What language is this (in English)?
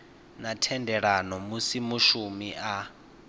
Venda